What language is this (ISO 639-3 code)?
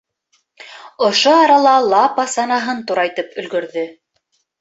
bak